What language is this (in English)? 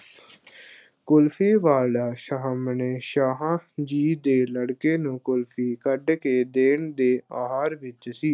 Punjabi